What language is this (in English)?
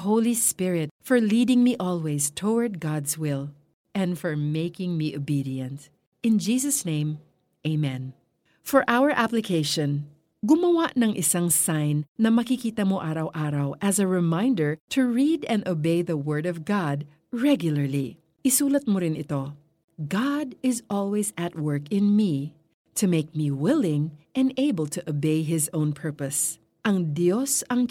Filipino